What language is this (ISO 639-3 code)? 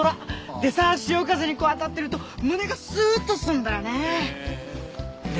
jpn